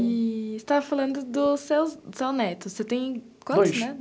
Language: Portuguese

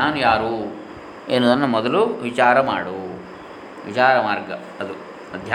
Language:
Kannada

